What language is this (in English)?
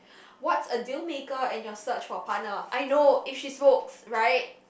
English